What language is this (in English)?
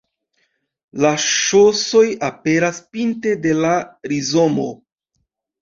Esperanto